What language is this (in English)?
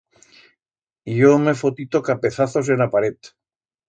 Aragonese